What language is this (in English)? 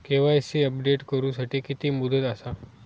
Marathi